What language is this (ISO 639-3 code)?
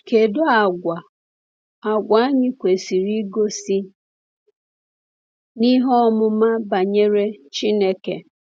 ibo